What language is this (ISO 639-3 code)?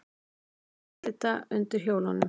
isl